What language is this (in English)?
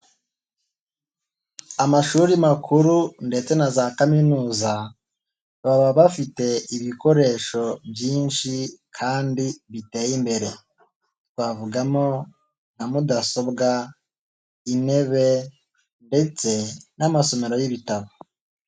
Kinyarwanda